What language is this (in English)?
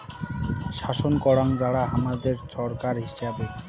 Bangla